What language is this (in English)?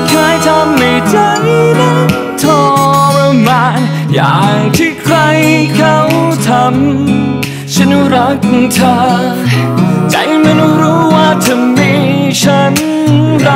Thai